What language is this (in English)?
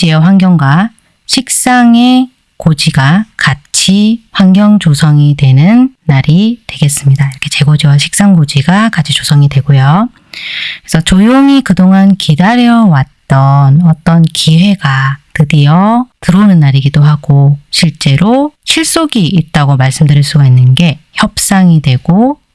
Korean